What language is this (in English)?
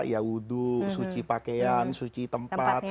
Indonesian